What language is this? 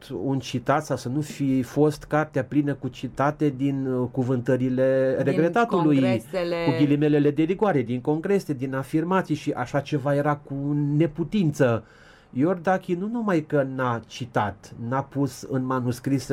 Romanian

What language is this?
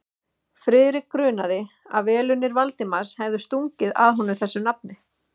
Icelandic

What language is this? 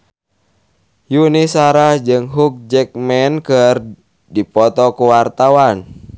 Sundanese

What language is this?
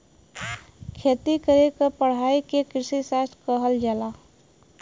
Bhojpuri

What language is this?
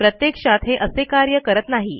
Marathi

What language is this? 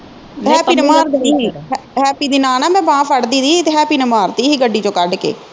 Punjabi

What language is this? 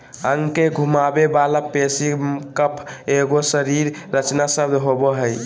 Magahi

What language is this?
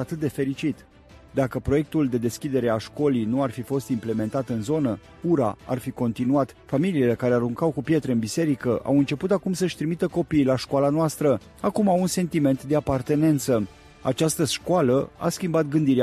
Romanian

